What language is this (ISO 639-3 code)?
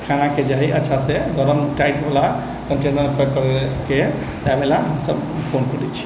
mai